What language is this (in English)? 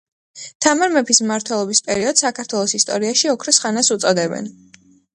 Georgian